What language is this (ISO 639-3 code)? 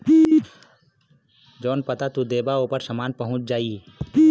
bho